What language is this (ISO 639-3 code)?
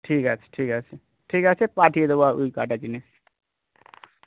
ben